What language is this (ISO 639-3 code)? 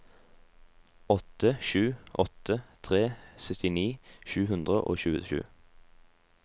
nor